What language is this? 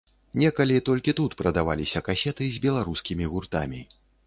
Belarusian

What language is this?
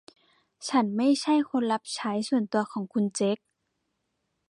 Thai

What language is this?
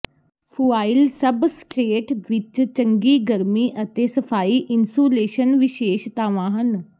Punjabi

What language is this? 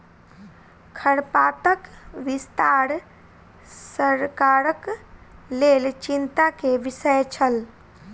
Maithili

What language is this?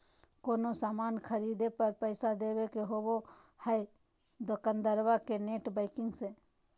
Magahi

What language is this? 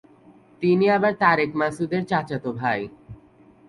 Bangla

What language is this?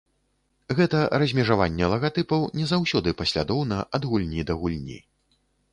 Belarusian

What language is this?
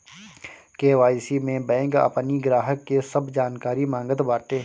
Bhojpuri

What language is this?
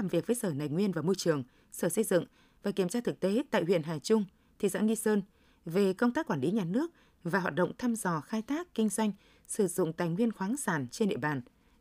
Vietnamese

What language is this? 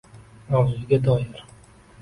Uzbek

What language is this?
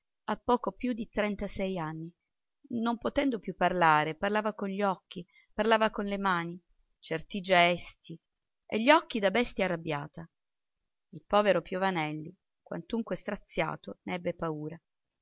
Italian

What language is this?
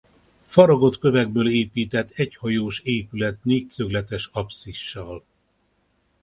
Hungarian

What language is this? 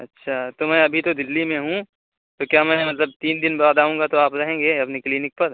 Urdu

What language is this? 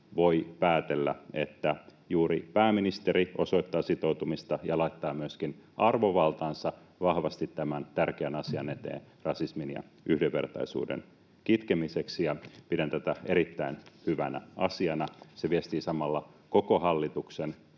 Finnish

